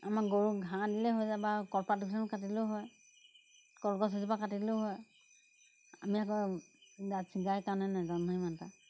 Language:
Assamese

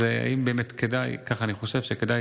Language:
Hebrew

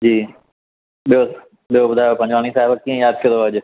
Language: Sindhi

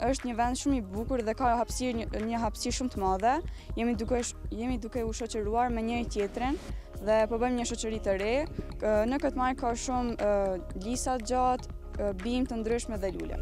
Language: Romanian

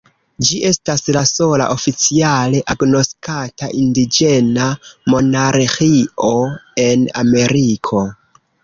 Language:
Esperanto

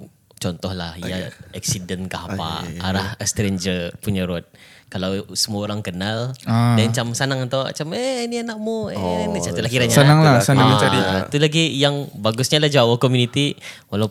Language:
Malay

